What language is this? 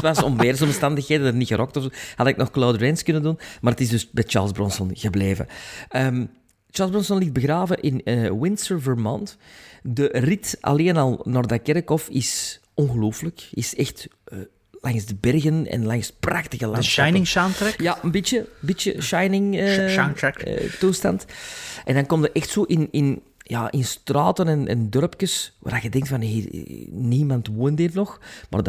Dutch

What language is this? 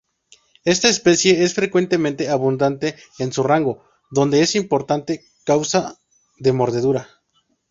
Spanish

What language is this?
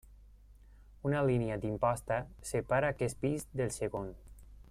Catalan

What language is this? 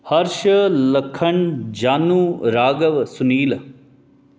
Dogri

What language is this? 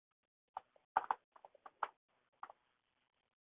Chinese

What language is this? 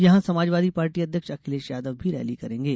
Hindi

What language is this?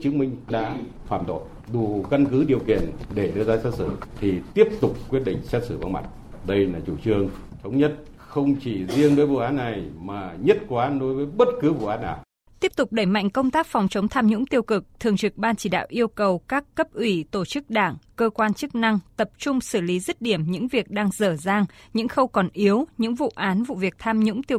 Vietnamese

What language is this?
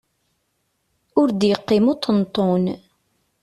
Kabyle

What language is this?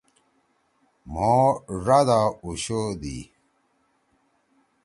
Torwali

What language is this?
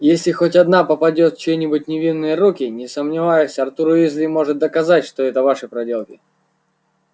Russian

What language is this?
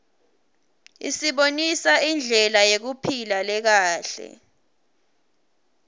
Swati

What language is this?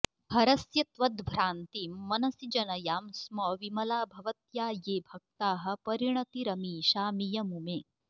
Sanskrit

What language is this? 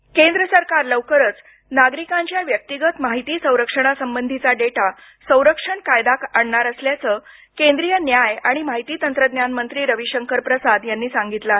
Marathi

